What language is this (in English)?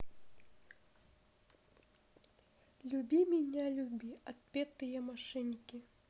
Russian